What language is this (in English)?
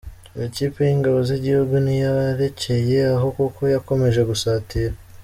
Kinyarwanda